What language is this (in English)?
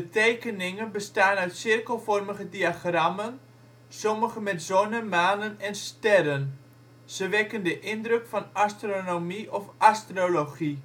Dutch